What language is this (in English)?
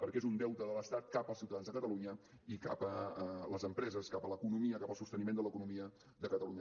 Catalan